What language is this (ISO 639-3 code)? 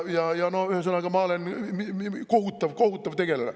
est